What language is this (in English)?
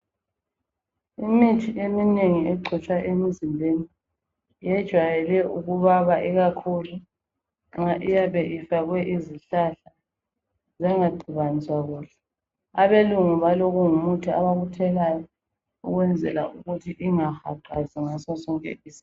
North Ndebele